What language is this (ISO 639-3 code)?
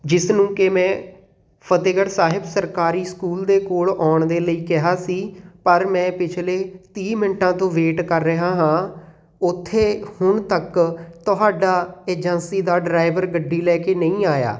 pan